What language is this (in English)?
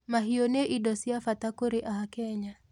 Kikuyu